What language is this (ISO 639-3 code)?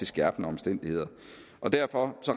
dan